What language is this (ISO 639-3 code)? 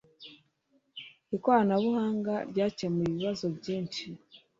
kin